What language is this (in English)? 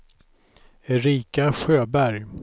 Swedish